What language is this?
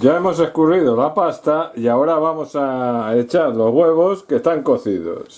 Spanish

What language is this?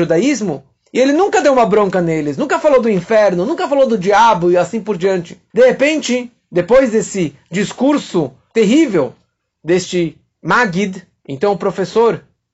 Portuguese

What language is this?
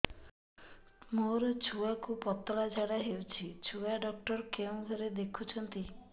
Odia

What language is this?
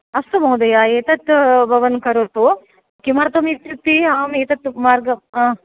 Sanskrit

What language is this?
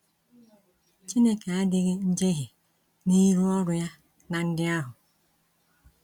Igbo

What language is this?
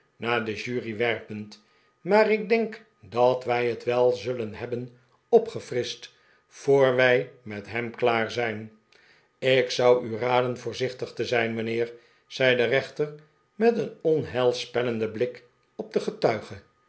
Dutch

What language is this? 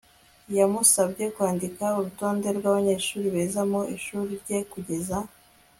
Kinyarwanda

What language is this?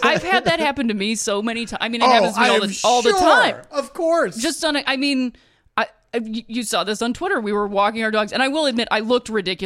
English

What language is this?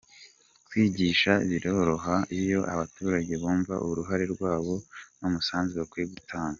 Kinyarwanda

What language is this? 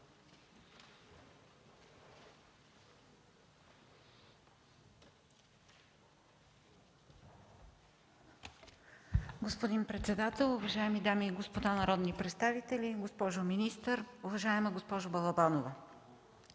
Bulgarian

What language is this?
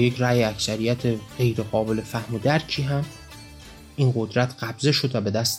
Persian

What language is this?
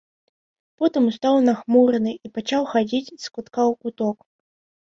Belarusian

